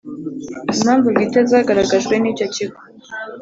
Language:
Kinyarwanda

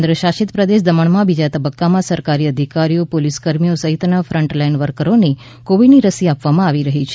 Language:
Gujarati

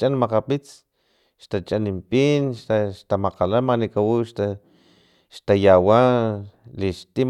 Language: Filomena Mata-Coahuitlán Totonac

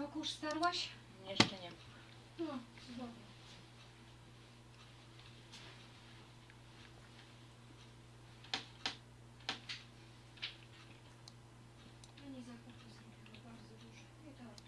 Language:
Polish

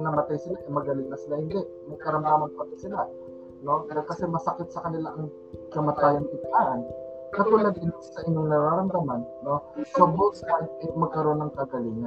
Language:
Filipino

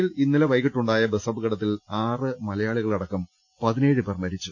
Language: Malayalam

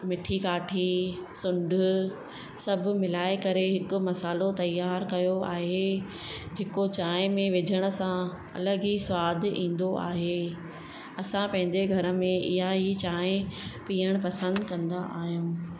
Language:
Sindhi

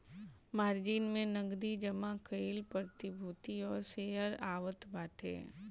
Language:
Bhojpuri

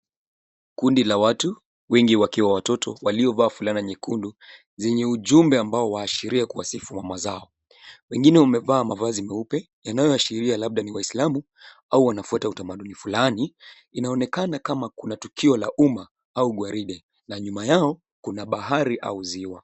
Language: Swahili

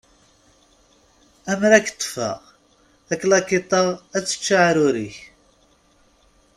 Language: Kabyle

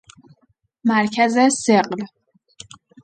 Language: Persian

